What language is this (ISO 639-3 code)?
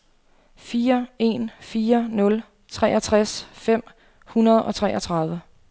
dan